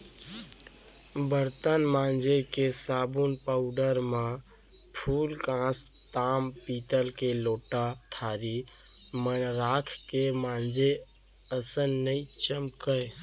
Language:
Chhattisgarhi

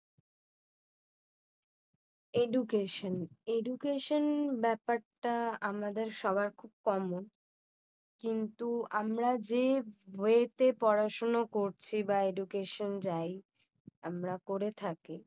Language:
Bangla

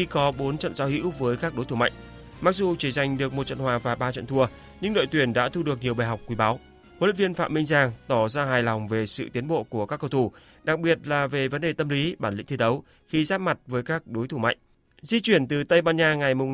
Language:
Vietnamese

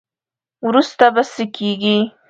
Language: Pashto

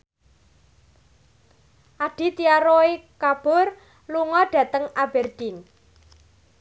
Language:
Javanese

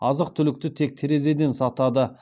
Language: Kazakh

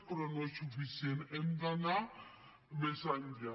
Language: Catalan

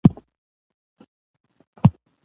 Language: Pashto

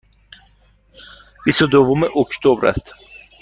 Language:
Persian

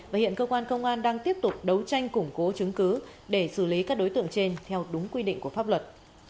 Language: Vietnamese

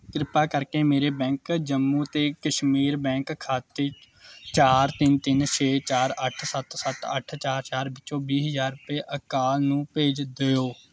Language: Punjabi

